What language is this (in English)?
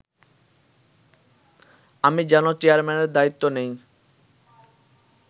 Bangla